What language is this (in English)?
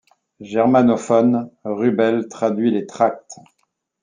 French